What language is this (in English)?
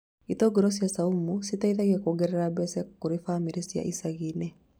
Kikuyu